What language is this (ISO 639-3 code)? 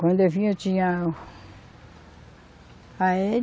por